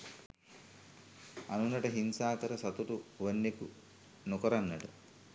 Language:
Sinhala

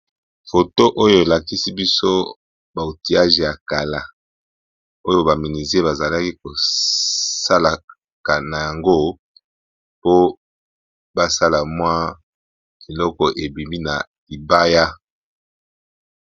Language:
Lingala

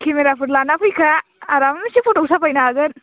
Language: Bodo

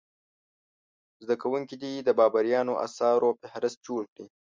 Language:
Pashto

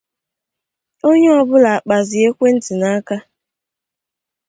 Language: Igbo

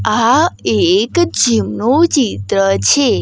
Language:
Gujarati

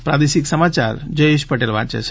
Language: Gujarati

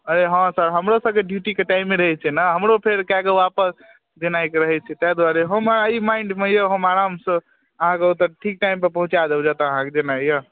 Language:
Maithili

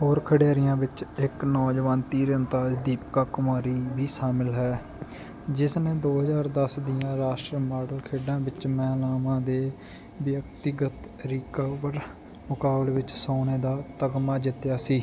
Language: Punjabi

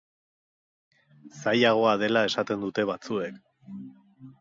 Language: Basque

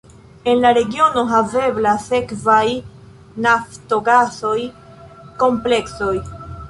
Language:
Esperanto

